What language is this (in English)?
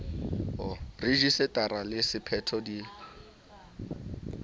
Southern Sotho